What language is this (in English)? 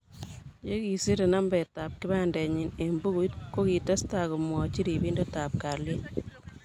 Kalenjin